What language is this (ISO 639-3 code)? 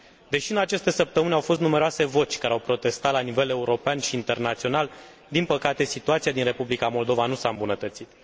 ron